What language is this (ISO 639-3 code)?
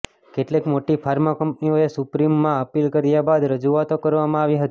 guj